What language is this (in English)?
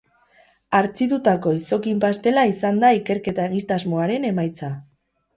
Basque